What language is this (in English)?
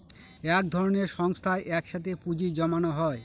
Bangla